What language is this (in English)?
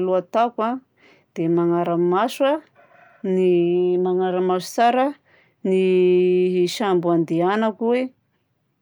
Southern Betsimisaraka Malagasy